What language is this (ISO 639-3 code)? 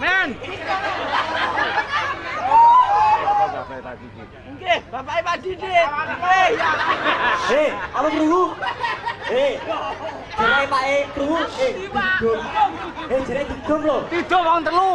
ind